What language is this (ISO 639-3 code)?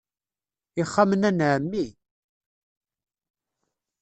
kab